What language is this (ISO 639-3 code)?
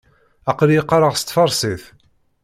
kab